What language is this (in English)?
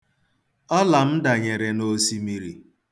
Igbo